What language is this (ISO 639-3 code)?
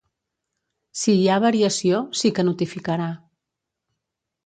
cat